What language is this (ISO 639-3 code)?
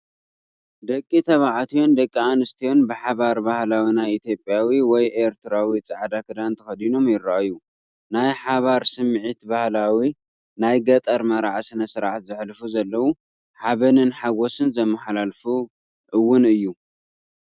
tir